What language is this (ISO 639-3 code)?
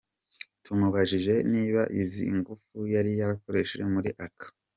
kin